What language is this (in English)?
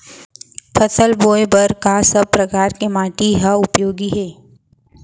Chhattisgarhi